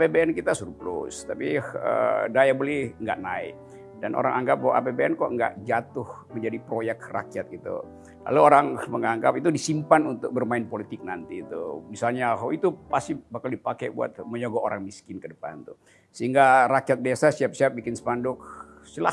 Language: Indonesian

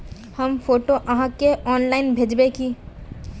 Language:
Magahi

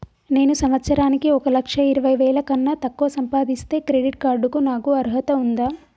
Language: Telugu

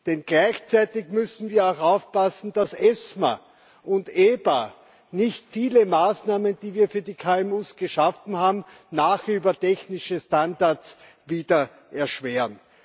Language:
German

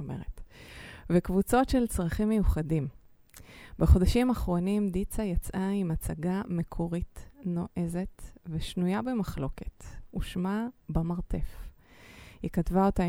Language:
Hebrew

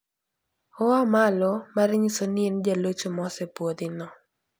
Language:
Luo (Kenya and Tanzania)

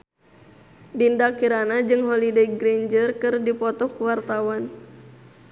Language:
Sundanese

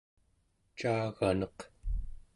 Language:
Central Yupik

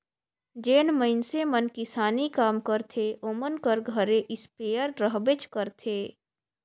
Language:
Chhattisgarhi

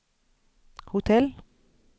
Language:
Swedish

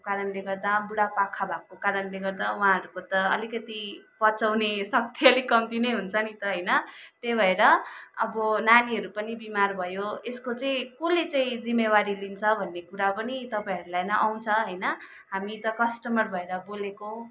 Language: Nepali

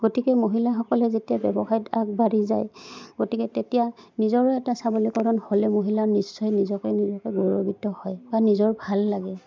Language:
Assamese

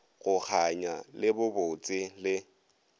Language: Northern Sotho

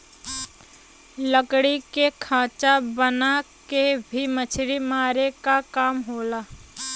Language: Bhojpuri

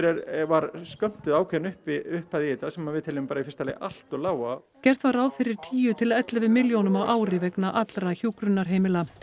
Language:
Icelandic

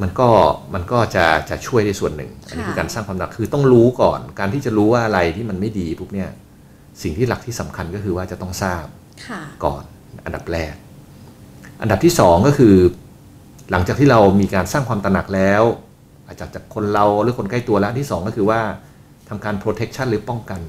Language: Thai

